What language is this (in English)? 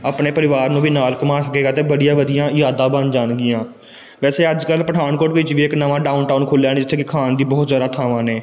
Punjabi